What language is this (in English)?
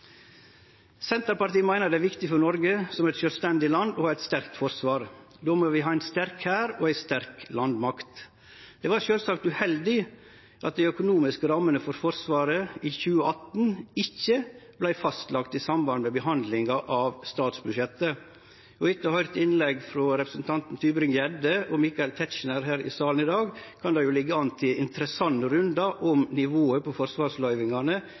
Norwegian Nynorsk